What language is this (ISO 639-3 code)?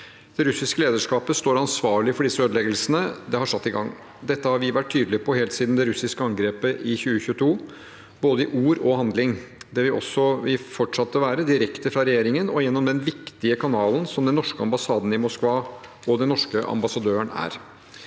nor